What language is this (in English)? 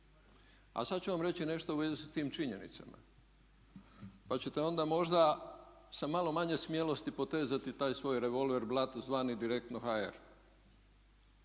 Croatian